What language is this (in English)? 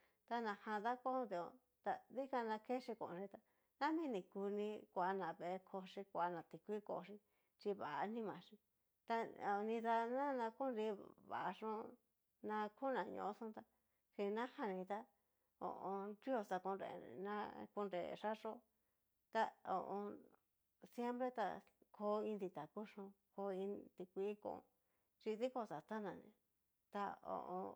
Cacaloxtepec Mixtec